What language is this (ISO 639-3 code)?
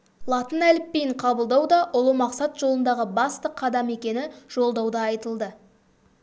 kaz